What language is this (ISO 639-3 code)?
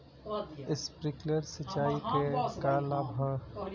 bho